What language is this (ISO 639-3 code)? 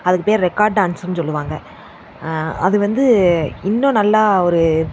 tam